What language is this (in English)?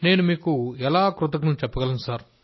Telugu